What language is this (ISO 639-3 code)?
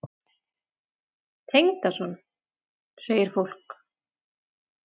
isl